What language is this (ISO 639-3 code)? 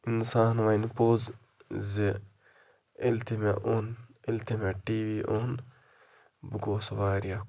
kas